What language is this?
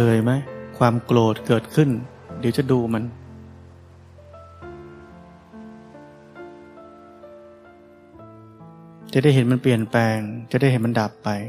Thai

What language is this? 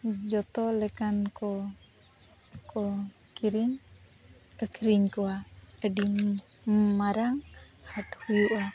Santali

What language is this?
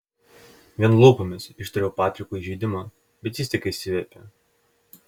Lithuanian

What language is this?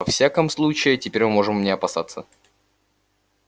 Russian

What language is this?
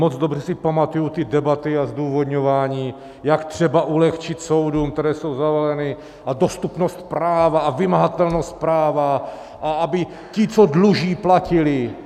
Czech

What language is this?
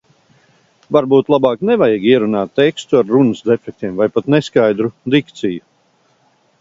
Latvian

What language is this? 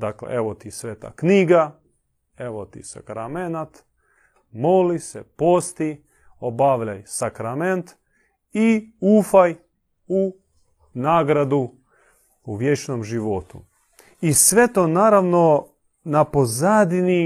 Croatian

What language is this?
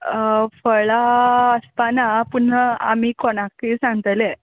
Konkani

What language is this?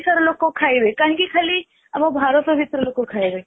Odia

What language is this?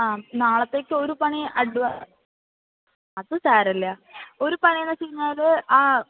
Malayalam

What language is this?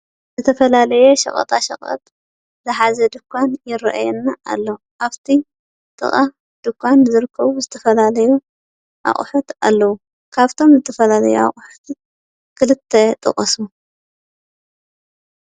Tigrinya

